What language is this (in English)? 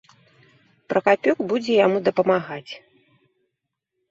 Belarusian